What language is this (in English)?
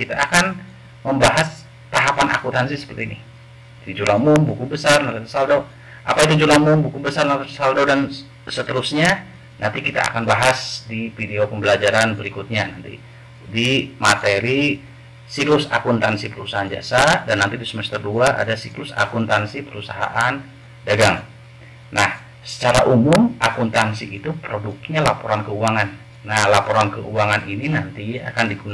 Indonesian